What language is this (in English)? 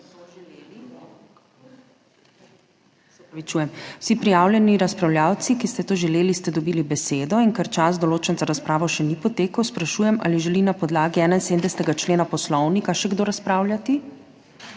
Slovenian